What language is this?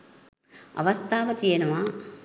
Sinhala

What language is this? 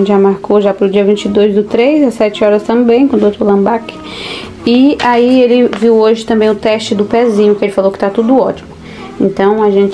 Portuguese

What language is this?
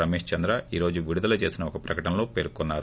Telugu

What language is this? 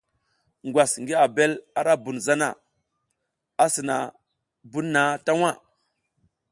South Giziga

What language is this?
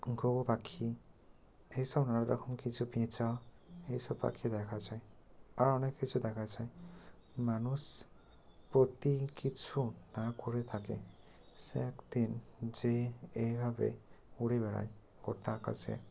Bangla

